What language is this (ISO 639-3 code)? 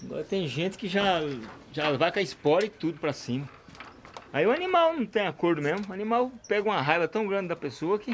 por